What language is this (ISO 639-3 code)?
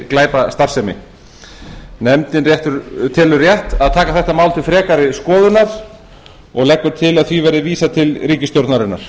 isl